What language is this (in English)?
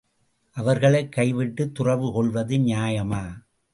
Tamil